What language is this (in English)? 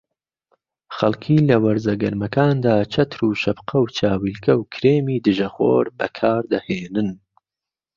Central Kurdish